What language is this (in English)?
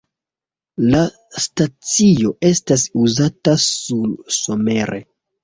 Esperanto